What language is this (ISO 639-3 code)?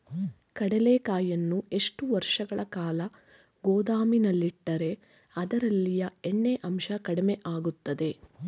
kan